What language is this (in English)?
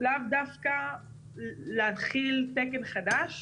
Hebrew